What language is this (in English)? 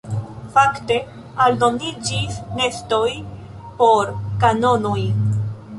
Esperanto